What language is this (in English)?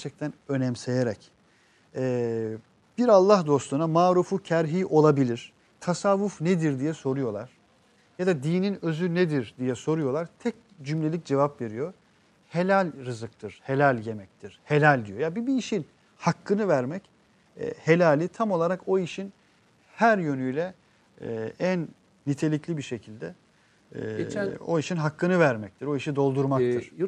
Turkish